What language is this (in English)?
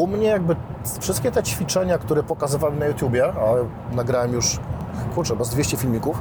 Polish